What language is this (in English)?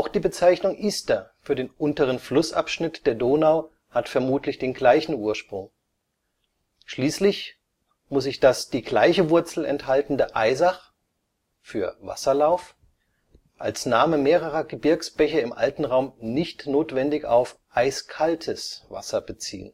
German